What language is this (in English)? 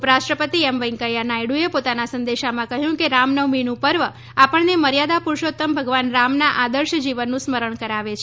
Gujarati